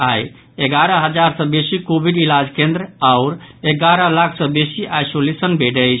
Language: Maithili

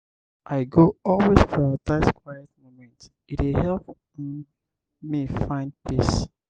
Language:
Nigerian Pidgin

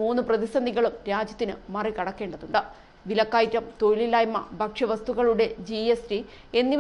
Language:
Romanian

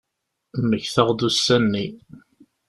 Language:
Kabyle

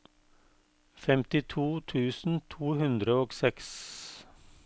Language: Norwegian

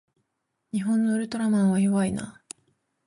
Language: Japanese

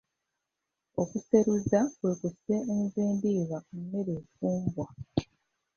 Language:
Ganda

